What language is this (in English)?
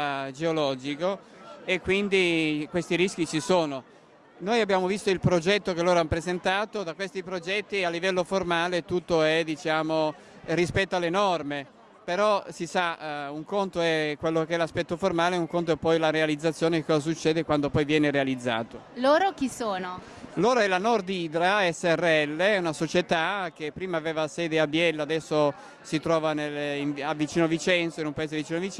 Italian